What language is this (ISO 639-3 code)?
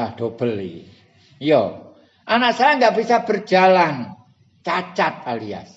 ind